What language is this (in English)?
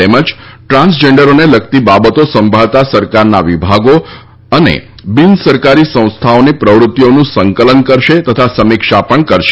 Gujarati